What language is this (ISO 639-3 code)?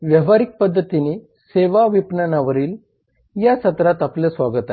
mar